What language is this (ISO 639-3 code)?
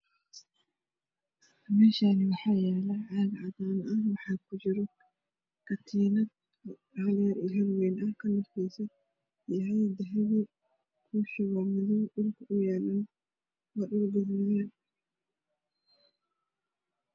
som